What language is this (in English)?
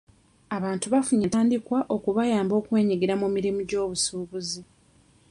Ganda